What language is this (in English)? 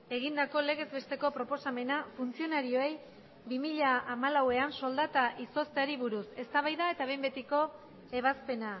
Basque